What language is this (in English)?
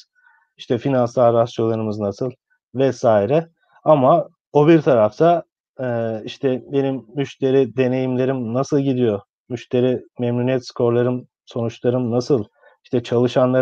Turkish